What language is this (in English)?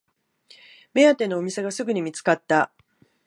Japanese